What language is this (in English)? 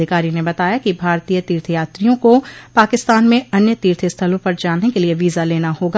Hindi